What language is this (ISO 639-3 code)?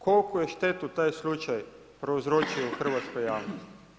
hrv